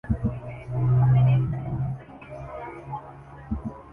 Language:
Urdu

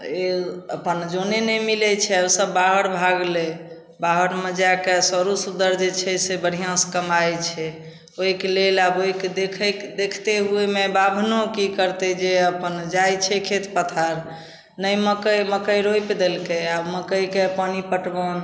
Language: Maithili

